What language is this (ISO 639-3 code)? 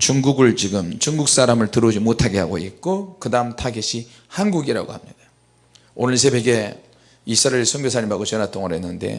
kor